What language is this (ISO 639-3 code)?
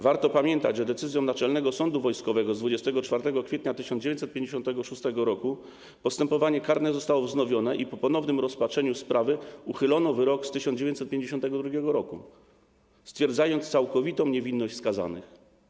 pol